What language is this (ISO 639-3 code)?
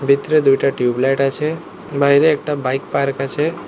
ben